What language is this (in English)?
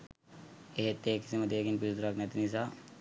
Sinhala